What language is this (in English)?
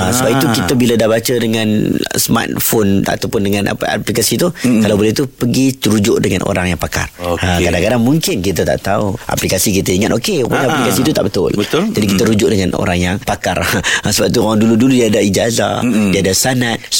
Malay